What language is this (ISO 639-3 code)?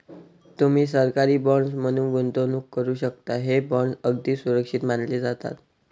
mar